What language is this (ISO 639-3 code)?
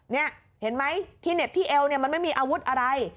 tha